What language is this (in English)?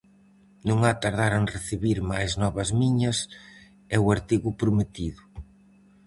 Galician